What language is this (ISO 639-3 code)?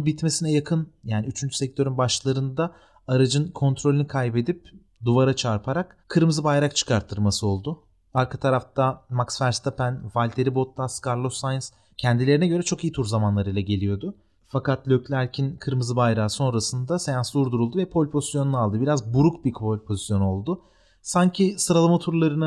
tur